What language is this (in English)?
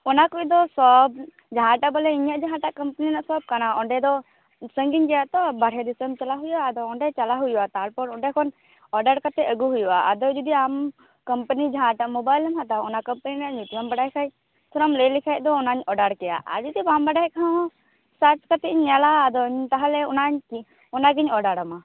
Santali